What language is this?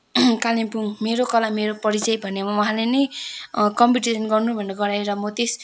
Nepali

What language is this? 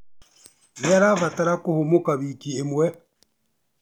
Kikuyu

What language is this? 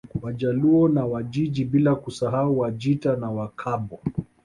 Swahili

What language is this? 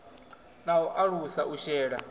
Venda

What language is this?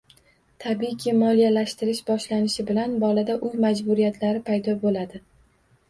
Uzbek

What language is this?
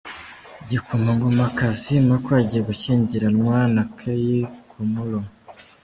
Kinyarwanda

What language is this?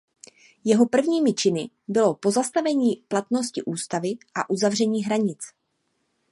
Czech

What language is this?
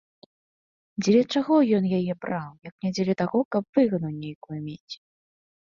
Belarusian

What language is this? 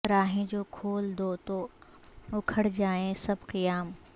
Urdu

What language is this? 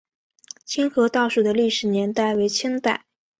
Chinese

